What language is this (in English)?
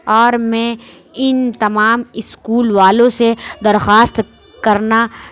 Urdu